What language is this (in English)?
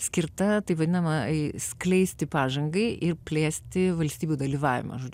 Lithuanian